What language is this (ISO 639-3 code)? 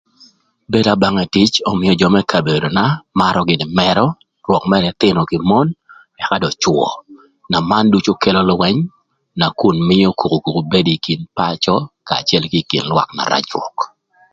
lth